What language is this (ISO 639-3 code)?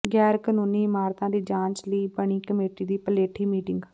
pan